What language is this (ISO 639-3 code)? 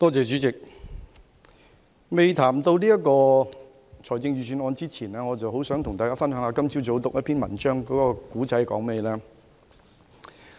yue